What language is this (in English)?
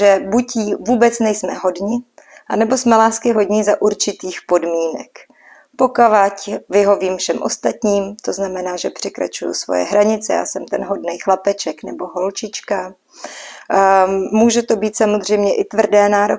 Czech